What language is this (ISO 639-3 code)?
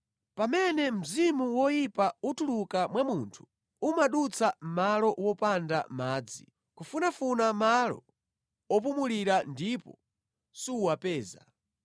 nya